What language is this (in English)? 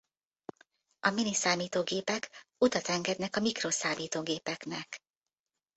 Hungarian